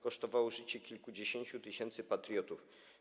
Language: Polish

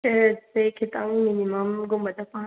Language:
Manipuri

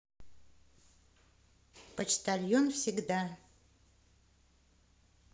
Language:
Russian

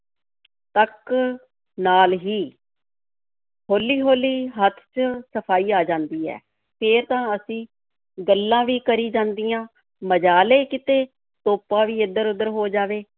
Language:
Punjabi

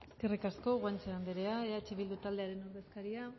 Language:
Basque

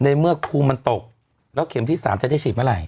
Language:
Thai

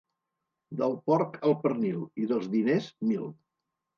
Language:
Catalan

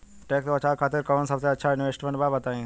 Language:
Bhojpuri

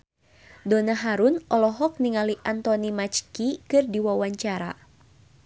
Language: Sundanese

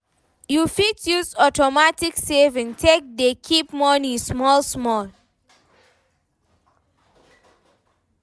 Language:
Nigerian Pidgin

